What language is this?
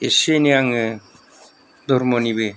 Bodo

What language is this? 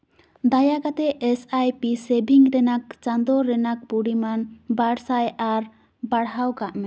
Santali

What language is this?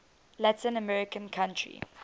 English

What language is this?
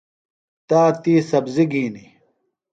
Phalura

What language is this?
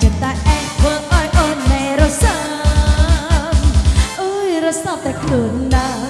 Vietnamese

